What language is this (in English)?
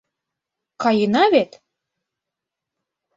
Mari